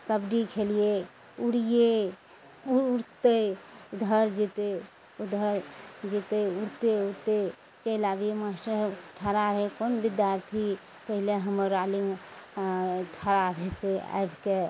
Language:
Maithili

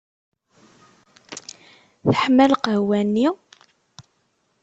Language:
Kabyle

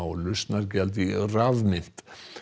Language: Icelandic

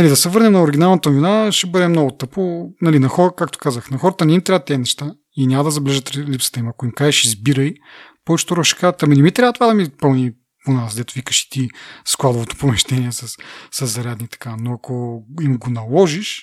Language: Bulgarian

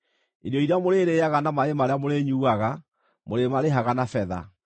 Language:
Kikuyu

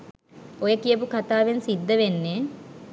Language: Sinhala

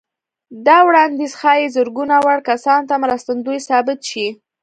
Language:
Pashto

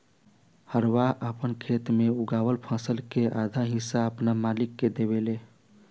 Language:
Bhojpuri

